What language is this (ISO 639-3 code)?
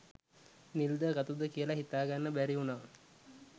sin